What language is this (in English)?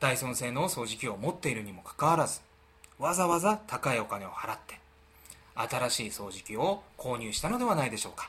Japanese